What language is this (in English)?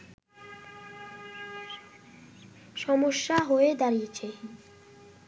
Bangla